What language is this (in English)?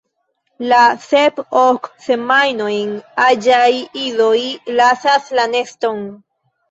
Esperanto